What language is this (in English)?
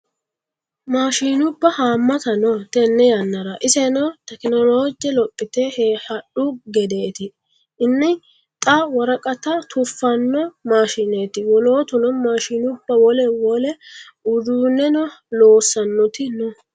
Sidamo